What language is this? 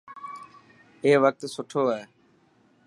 Dhatki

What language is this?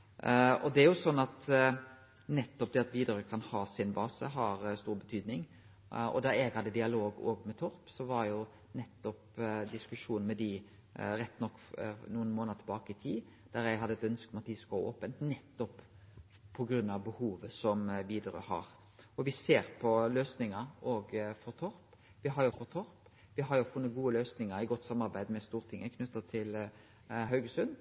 Norwegian Nynorsk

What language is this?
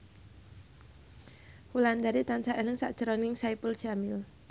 Javanese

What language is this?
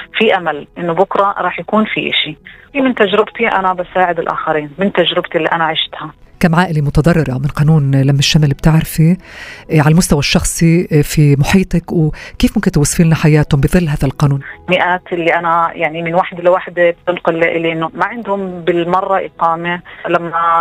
Arabic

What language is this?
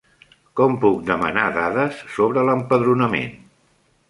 Catalan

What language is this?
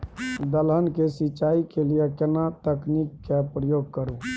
Maithili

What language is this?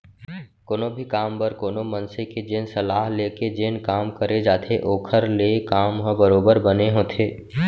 Chhattisgarhi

